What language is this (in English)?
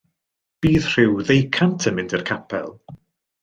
Welsh